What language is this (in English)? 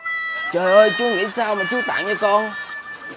Vietnamese